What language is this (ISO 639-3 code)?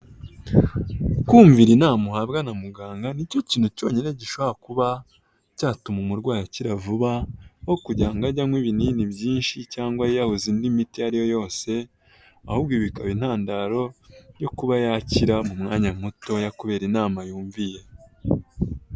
kin